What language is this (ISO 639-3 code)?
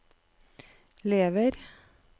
nor